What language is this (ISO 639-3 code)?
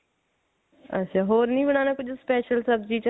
pan